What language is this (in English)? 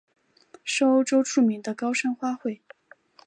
Chinese